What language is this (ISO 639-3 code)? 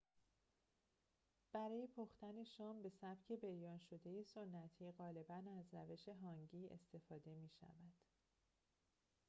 fas